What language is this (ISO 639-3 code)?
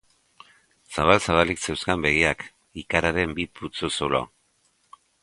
eus